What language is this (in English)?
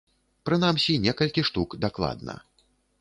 Belarusian